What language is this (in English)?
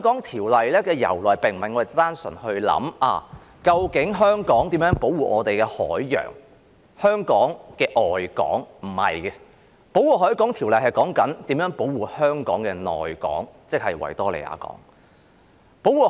Cantonese